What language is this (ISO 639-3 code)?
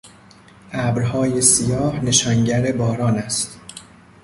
fas